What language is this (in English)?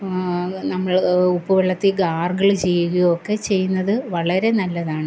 Malayalam